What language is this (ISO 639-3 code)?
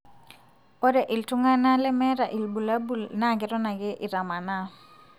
mas